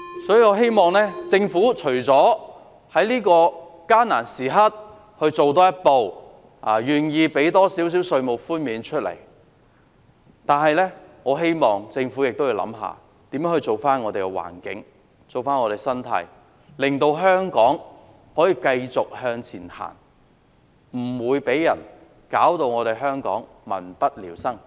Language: Cantonese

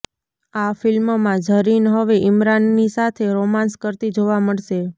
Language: Gujarati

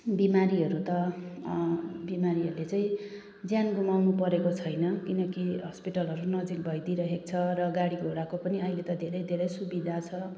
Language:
Nepali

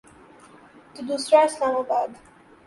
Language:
Urdu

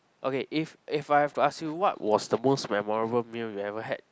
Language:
English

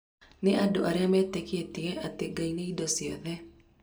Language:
Kikuyu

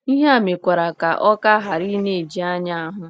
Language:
Igbo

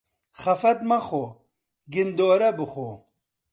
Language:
Central Kurdish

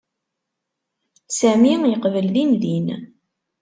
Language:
Kabyle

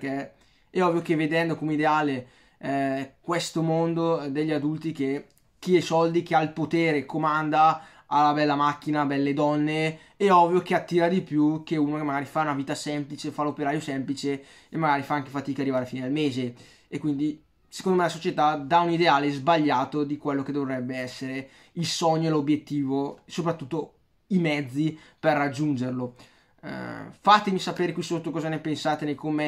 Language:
Italian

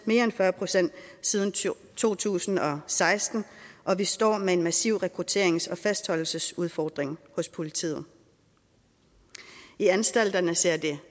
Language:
Danish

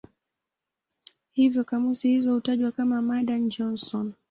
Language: Swahili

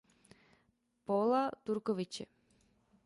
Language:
Czech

